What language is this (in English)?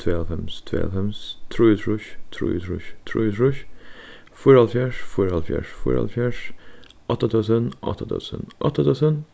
Faroese